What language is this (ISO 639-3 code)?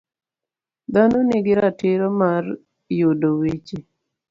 luo